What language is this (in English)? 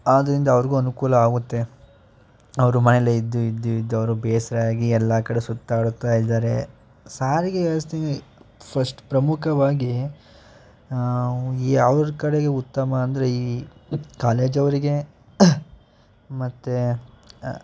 Kannada